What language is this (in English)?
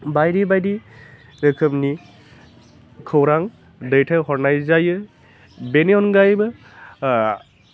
Bodo